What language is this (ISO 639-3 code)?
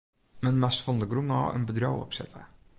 fry